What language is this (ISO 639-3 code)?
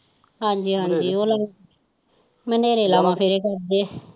pan